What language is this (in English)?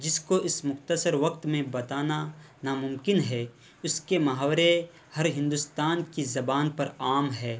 Urdu